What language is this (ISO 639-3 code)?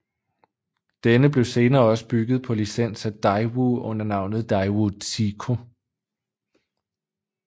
dan